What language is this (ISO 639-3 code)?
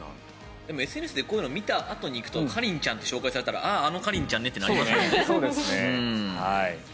jpn